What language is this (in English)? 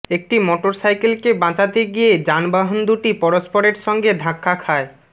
Bangla